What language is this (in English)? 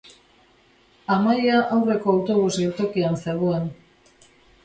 Basque